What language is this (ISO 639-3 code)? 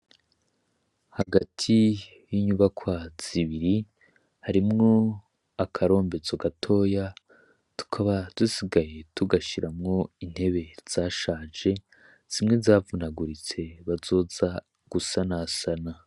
run